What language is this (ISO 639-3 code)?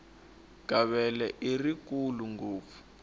tso